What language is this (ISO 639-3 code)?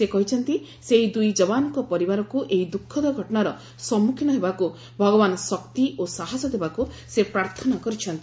ori